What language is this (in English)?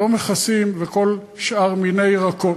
Hebrew